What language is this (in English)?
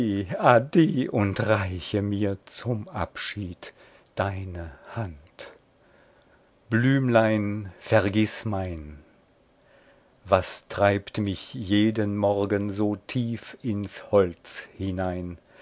German